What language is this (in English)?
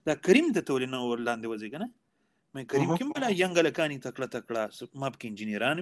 Urdu